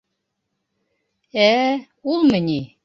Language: Bashkir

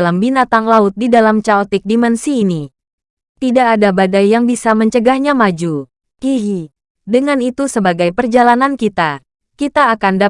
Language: Indonesian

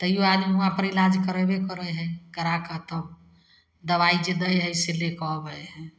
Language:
Maithili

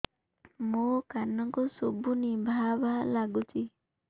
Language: Odia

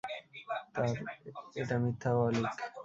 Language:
Bangla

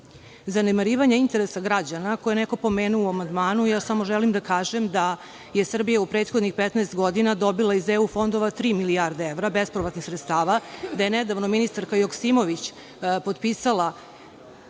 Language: Serbian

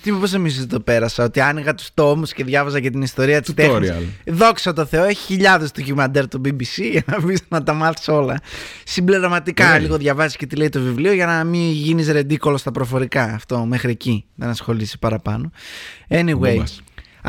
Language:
Greek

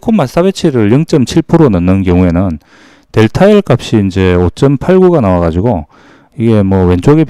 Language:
Korean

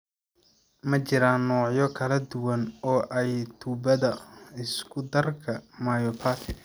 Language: Somali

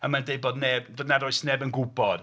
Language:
Welsh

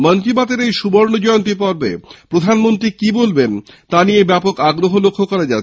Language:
Bangla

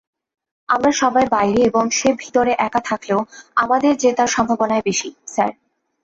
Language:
Bangla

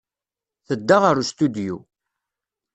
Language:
Kabyle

